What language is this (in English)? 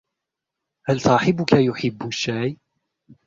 Arabic